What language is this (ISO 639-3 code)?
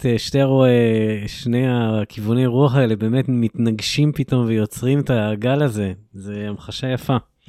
heb